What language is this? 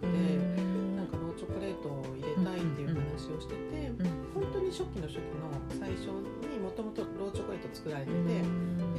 Japanese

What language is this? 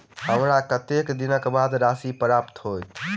Maithili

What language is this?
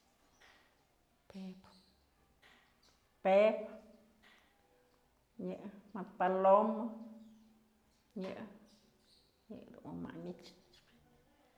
Mazatlán Mixe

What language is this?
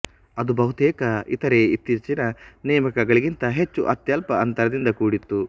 Kannada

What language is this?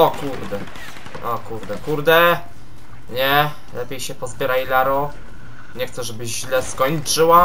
Polish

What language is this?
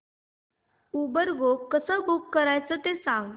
Marathi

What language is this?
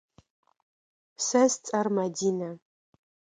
Adyghe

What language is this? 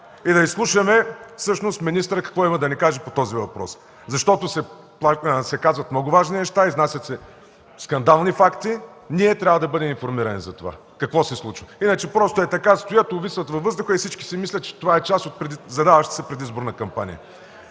Bulgarian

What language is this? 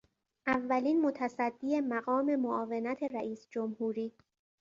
Persian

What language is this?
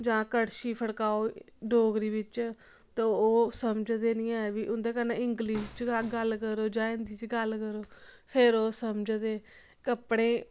Dogri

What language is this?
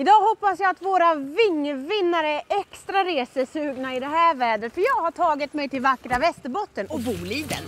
Swedish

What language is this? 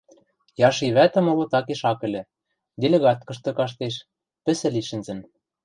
Western Mari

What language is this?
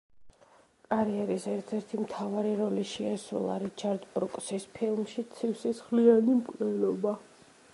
Georgian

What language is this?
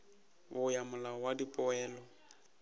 Northern Sotho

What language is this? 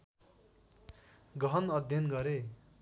Nepali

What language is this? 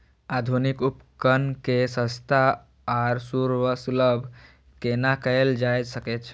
Maithili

